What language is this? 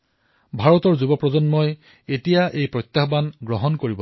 Assamese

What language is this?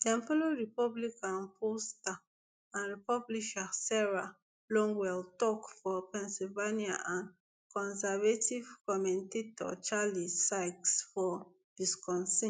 Nigerian Pidgin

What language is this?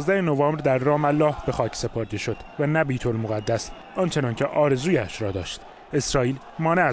Persian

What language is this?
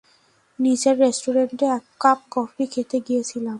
Bangla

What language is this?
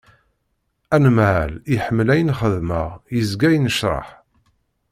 Kabyle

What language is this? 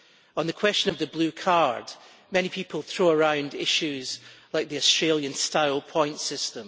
English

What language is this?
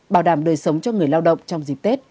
Vietnamese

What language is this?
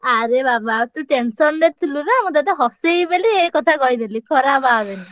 Odia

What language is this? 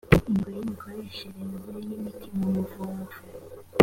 Kinyarwanda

